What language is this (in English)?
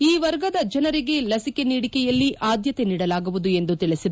Kannada